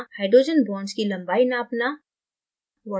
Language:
Hindi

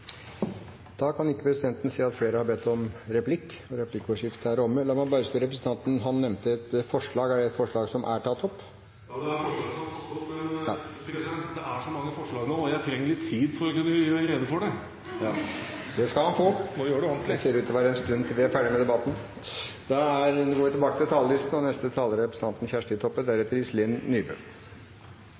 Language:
Norwegian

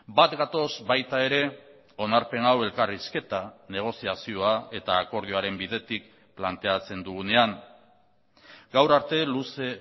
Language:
Basque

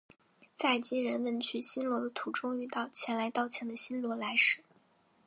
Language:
Chinese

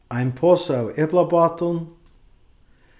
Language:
Faroese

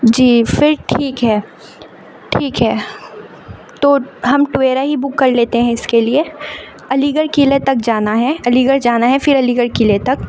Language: Urdu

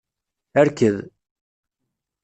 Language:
Kabyle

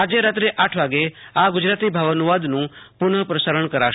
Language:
Gujarati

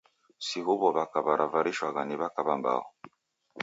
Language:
Taita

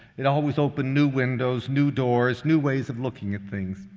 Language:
English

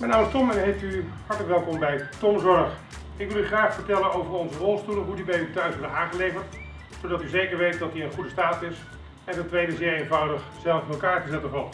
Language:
Dutch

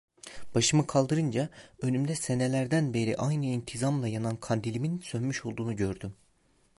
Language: Turkish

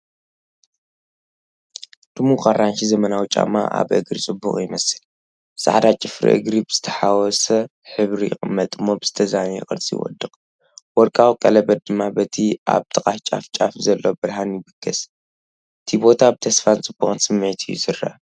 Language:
Tigrinya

